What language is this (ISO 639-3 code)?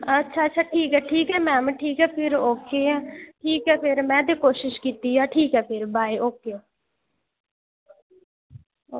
doi